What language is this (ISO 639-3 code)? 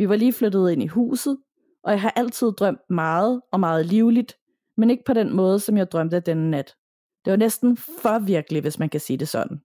dan